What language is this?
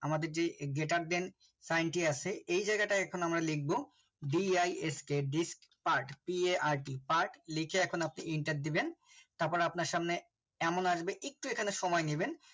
Bangla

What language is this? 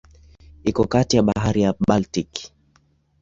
Swahili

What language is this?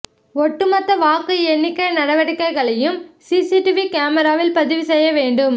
Tamil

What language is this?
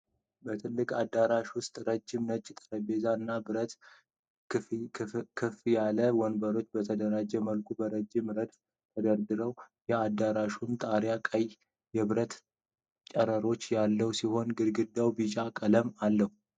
Amharic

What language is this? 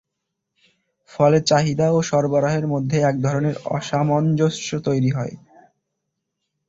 Bangla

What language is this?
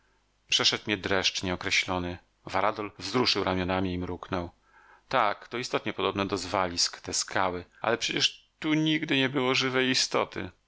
Polish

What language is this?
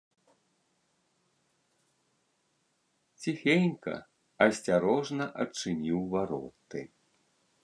Belarusian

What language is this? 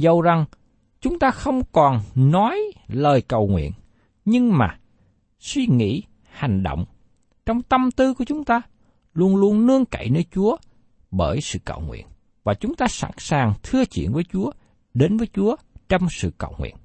Vietnamese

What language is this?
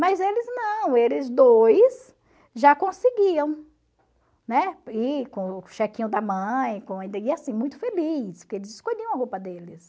Portuguese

